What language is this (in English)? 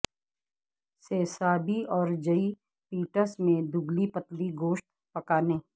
Urdu